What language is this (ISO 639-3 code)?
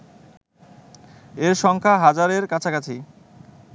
ben